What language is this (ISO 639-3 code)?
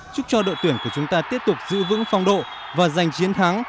vie